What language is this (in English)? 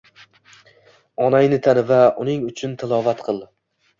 Uzbek